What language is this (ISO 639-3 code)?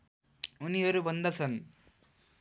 nep